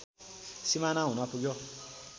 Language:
Nepali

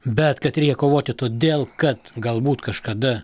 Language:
Lithuanian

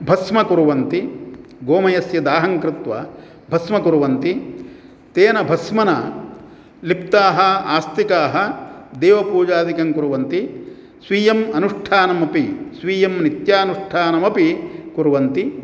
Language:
Sanskrit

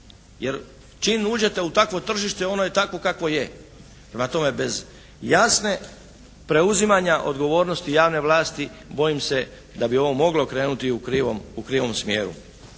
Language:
Croatian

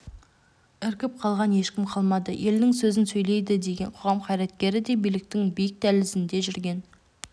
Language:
Kazakh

